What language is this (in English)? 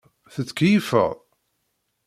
Kabyle